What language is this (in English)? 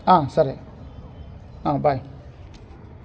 Telugu